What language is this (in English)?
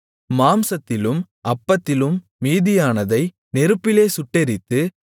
Tamil